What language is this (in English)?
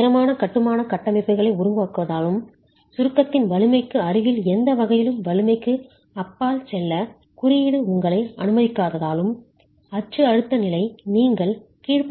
Tamil